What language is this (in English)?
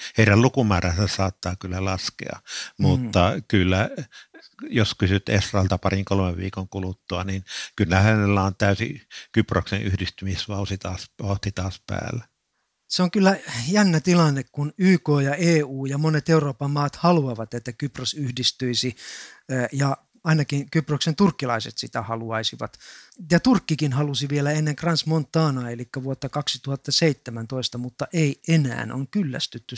Finnish